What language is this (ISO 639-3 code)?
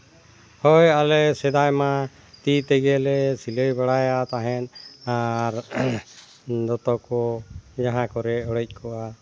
sat